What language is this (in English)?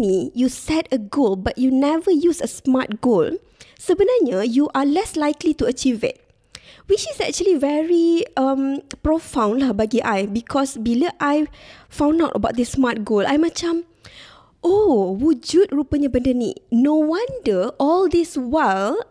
Malay